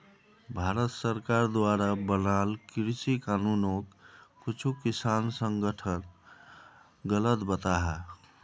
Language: Magahi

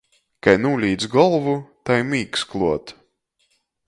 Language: Latgalian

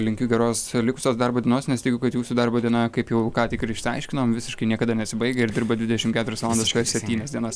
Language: Lithuanian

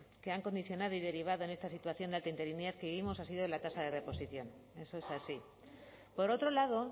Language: Spanish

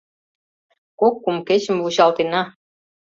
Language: Mari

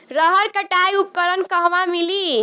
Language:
Bhojpuri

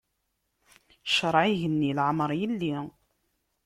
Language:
Kabyle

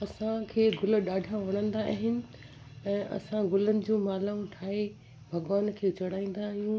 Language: Sindhi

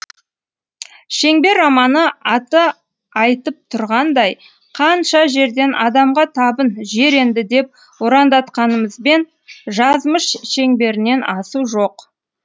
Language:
Kazakh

